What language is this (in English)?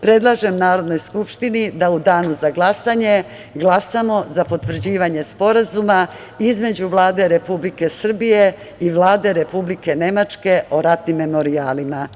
Serbian